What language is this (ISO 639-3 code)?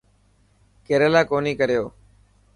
mki